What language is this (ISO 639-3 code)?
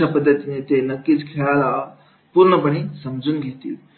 mar